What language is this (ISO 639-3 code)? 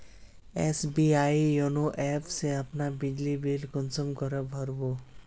mag